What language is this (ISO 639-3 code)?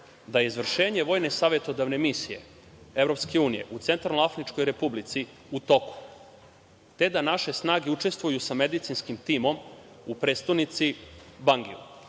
srp